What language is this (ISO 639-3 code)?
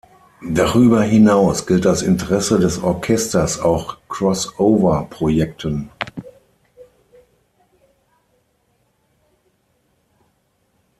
deu